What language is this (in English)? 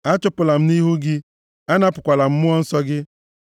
Igbo